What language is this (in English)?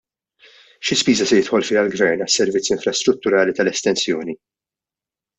Maltese